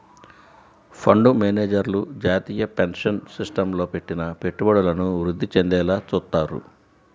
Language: Telugu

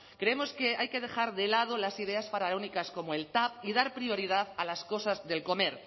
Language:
Spanish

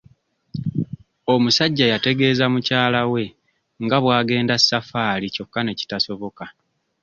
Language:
Ganda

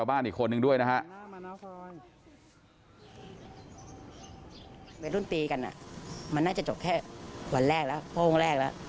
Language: Thai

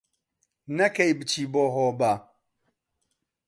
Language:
Central Kurdish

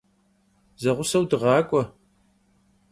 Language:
Kabardian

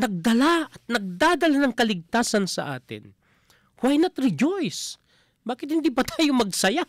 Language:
Filipino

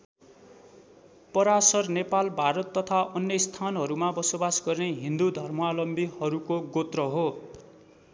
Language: Nepali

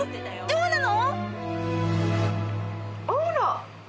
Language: Japanese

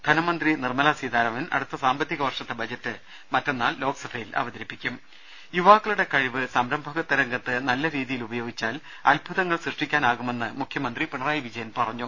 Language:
Malayalam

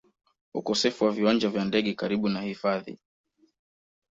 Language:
Swahili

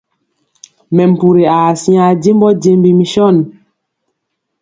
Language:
Mpiemo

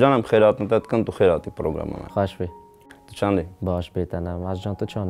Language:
Arabic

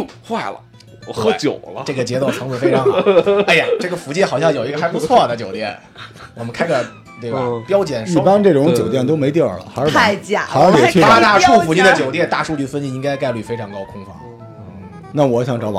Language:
Chinese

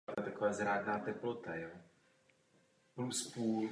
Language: Czech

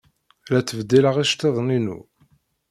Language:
Kabyle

